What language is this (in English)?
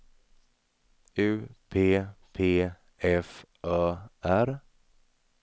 Swedish